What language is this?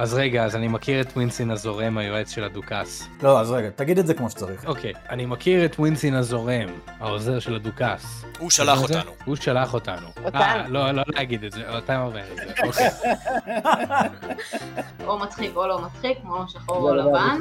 Hebrew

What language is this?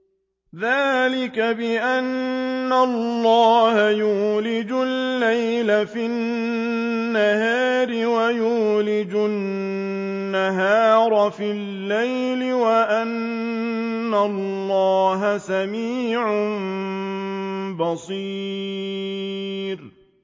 Arabic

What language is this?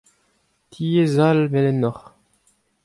Breton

